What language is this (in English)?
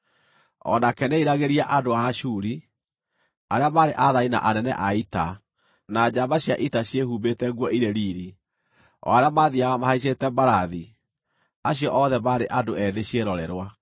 Kikuyu